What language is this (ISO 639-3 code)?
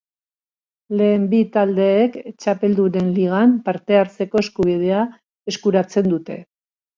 eus